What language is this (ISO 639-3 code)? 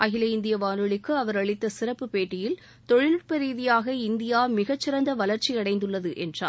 tam